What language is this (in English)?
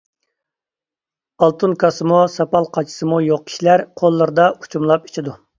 Uyghur